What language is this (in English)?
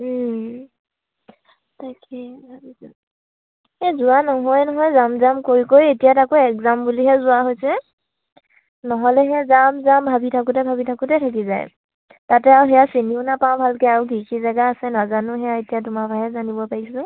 Assamese